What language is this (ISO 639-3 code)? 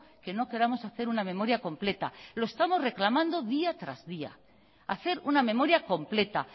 spa